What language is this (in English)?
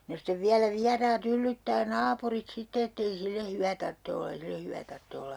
Finnish